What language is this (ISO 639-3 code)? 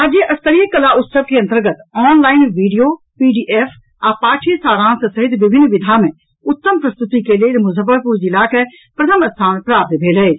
mai